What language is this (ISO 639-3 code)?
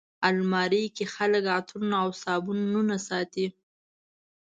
pus